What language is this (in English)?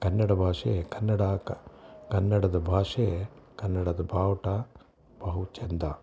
Kannada